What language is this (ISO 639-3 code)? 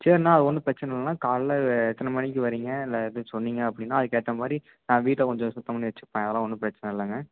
tam